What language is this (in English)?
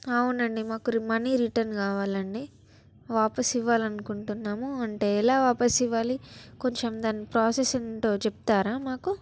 Telugu